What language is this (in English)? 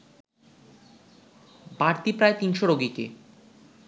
Bangla